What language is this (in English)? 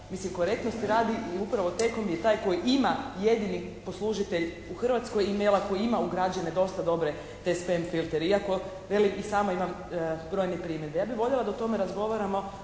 Croatian